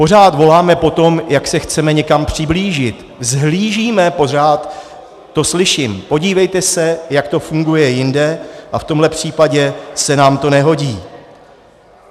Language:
Czech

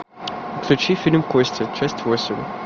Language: Russian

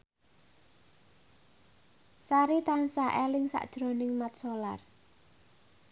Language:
Javanese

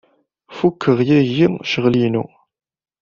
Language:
Kabyle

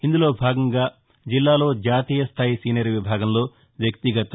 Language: Telugu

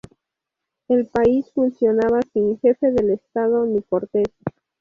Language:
Spanish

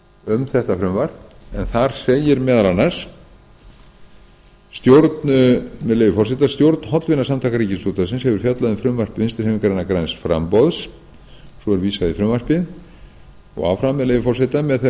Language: Icelandic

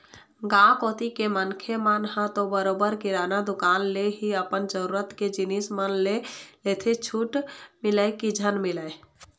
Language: Chhattisgarhi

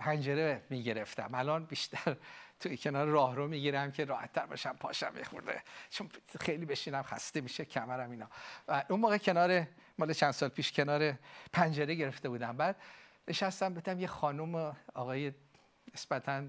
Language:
Persian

